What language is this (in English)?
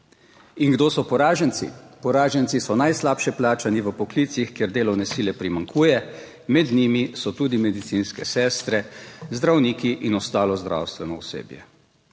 Slovenian